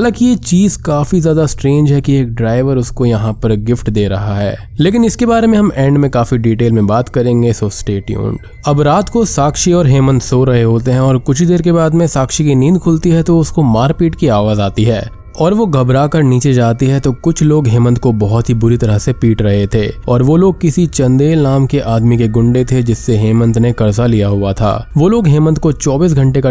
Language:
Hindi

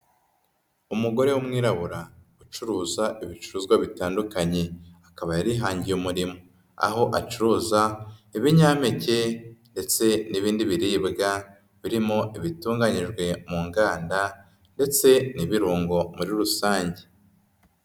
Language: Kinyarwanda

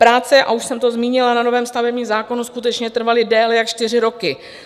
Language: Czech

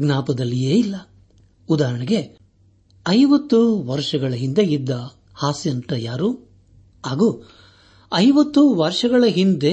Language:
Kannada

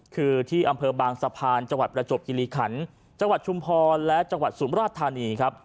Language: Thai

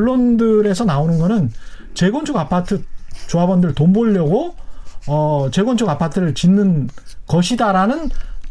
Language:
Korean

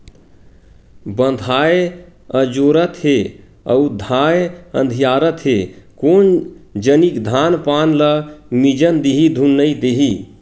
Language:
Chhattisgarhi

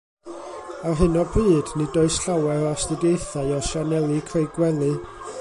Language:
Welsh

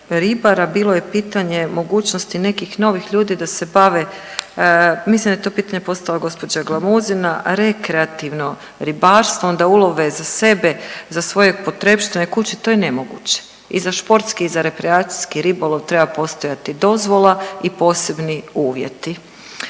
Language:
Croatian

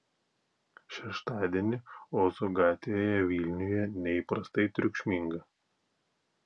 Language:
Lithuanian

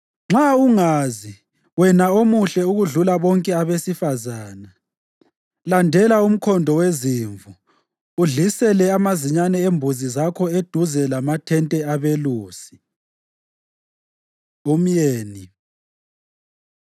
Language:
North Ndebele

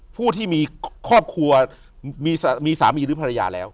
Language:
Thai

